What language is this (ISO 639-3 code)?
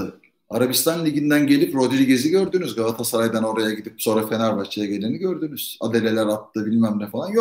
tur